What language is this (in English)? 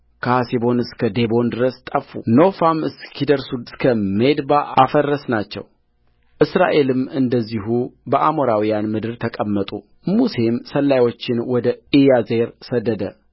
Amharic